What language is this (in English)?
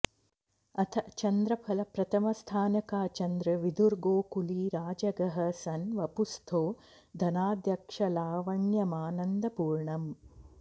Sanskrit